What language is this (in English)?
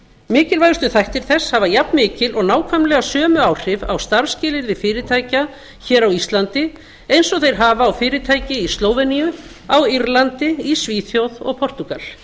Icelandic